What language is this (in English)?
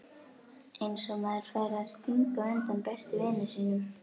Icelandic